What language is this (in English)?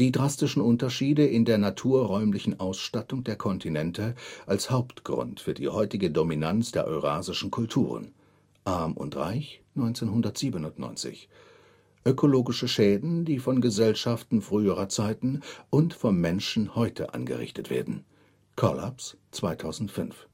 German